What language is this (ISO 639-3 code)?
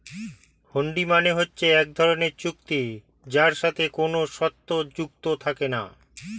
ben